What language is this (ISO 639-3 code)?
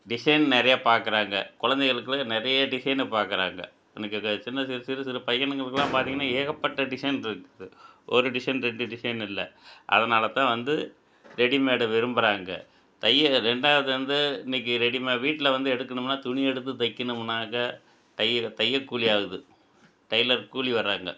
tam